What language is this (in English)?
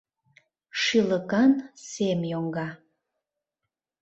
Mari